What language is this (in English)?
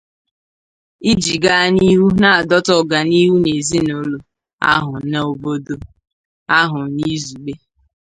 Igbo